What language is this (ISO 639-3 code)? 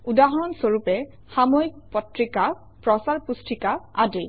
asm